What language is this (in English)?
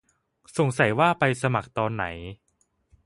Thai